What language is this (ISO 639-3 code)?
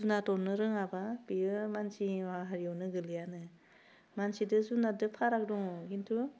brx